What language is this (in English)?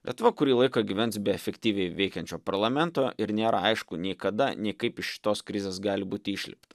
Lithuanian